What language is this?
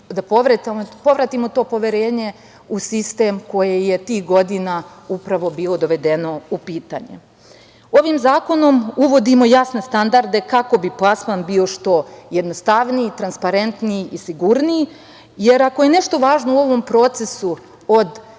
Serbian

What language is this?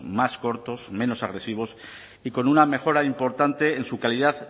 Spanish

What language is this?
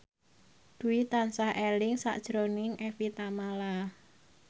Javanese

